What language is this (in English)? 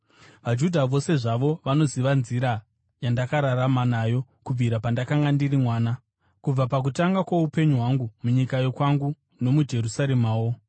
Shona